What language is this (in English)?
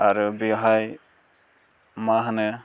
Bodo